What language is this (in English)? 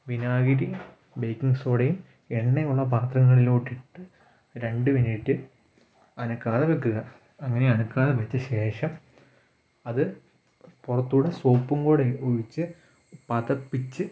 Malayalam